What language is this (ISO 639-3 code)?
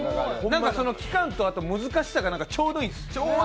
jpn